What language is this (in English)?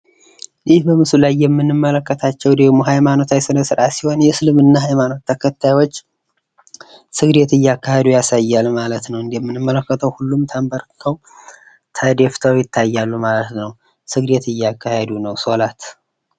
Amharic